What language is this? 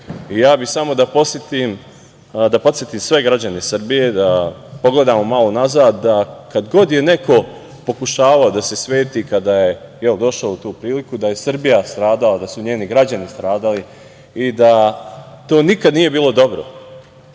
Serbian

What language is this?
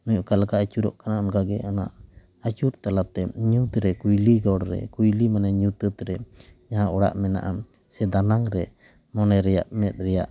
Santali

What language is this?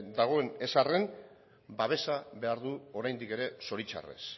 Basque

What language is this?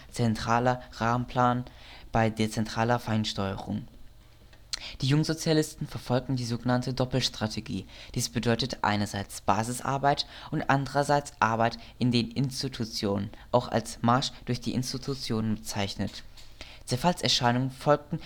German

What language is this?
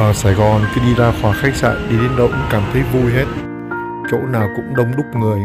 Vietnamese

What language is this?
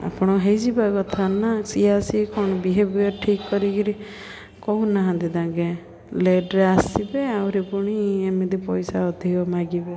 Odia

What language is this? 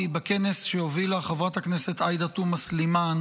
Hebrew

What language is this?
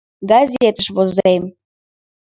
Mari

